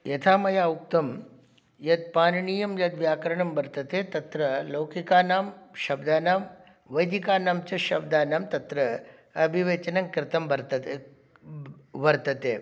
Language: Sanskrit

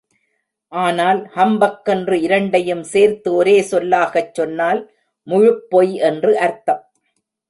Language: Tamil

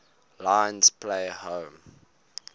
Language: English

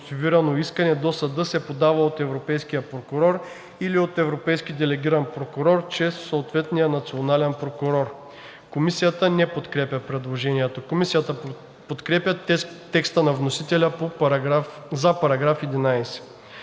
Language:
Bulgarian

